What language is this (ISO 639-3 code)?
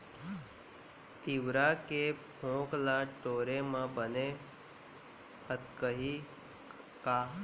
hne